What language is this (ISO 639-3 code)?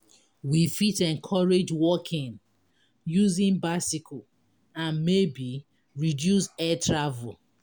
pcm